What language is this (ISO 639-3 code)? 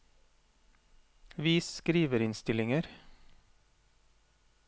nor